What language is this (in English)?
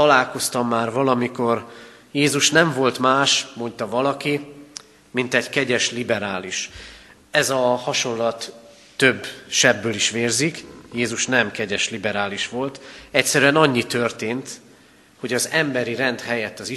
Hungarian